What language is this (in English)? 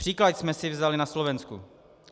Czech